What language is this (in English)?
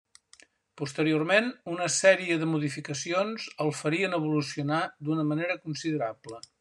Catalan